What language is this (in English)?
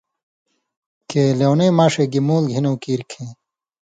Indus Kohistani